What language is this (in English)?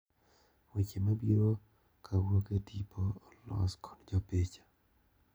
Luo (Kenya and Tanzania)